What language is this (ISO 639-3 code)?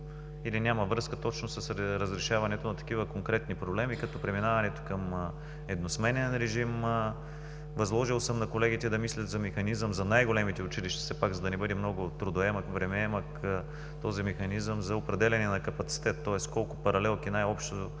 bul